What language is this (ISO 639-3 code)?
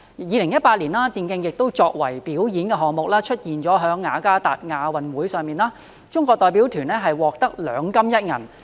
yue